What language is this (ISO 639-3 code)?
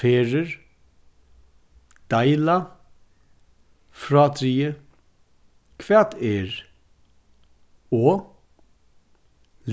fao